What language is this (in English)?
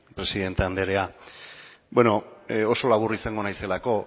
Basque